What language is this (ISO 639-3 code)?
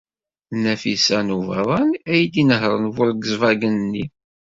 kab